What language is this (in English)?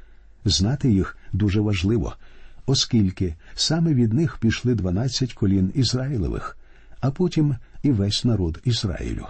Ukrainian